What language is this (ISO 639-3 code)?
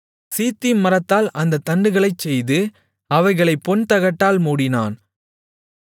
tam